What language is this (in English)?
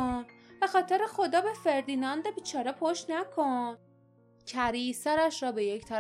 Persian